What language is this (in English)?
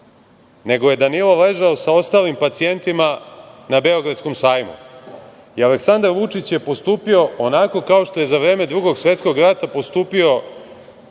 Serbian